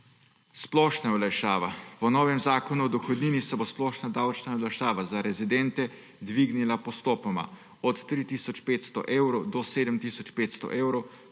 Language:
Slovenian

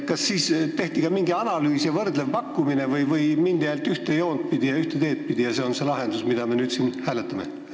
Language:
Estonian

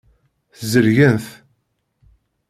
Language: Kabyle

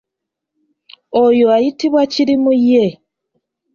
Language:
Ganda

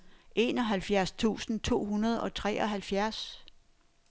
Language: Danish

